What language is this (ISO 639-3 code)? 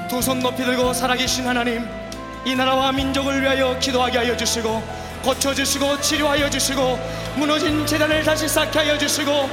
kor